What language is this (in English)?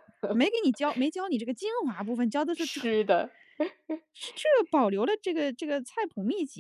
Chinese